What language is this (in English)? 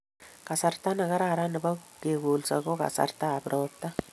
Kalenjin